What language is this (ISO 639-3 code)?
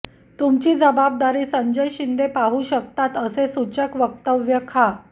mar